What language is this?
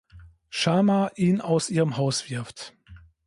German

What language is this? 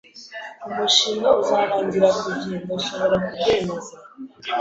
Kinyarwanda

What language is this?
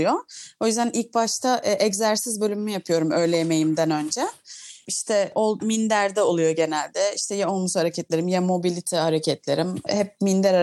Turkish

